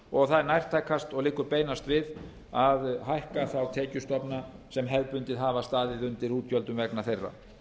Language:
Icelandic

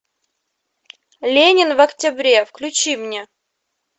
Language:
Russian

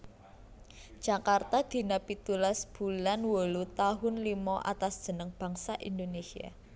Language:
Javanese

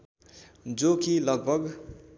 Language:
Nepali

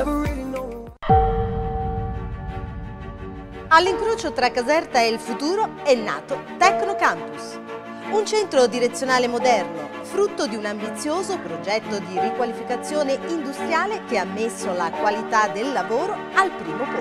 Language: Italian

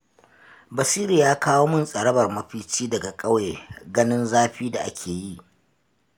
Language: Hausa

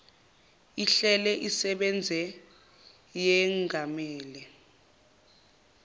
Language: Zulu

